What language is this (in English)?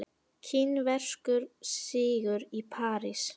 Icelandic